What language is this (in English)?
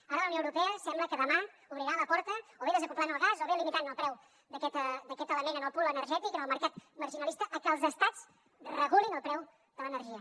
Catalan